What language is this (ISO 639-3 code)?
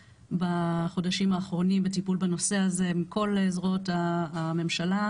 heb